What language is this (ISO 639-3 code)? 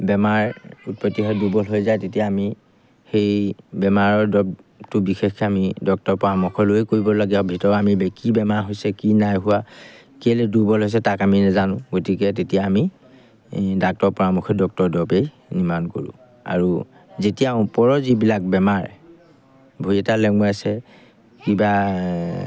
asm